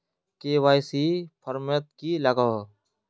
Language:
Magahi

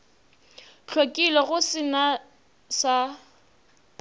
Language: Northern Sotho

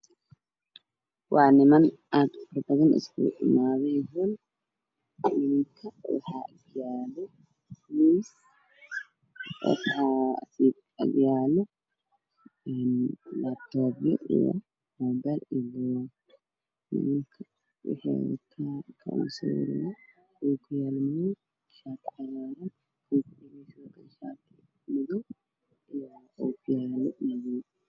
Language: Somali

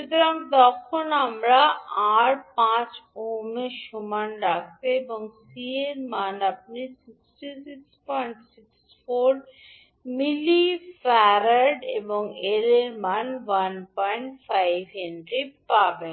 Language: Bangla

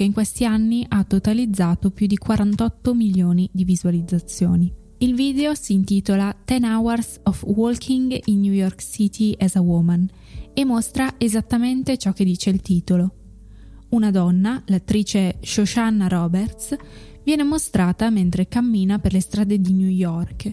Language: Italian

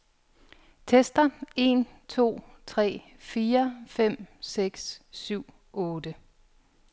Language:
Danish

